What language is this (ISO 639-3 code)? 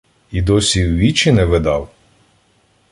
ukr